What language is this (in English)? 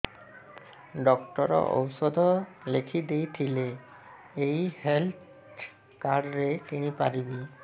Odia